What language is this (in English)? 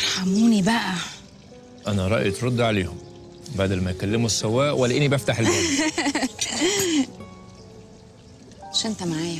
Arabic